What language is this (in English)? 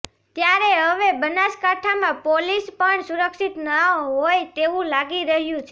Gujarati